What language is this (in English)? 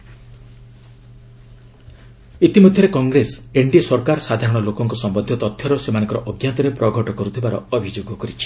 Odia